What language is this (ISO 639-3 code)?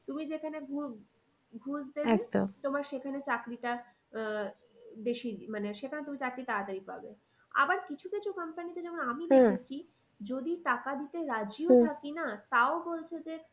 ben